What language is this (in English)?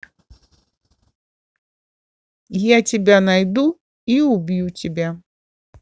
Russian